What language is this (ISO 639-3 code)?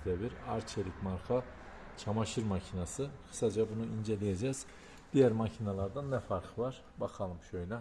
tur